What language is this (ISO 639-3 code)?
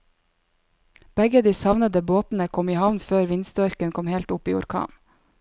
nor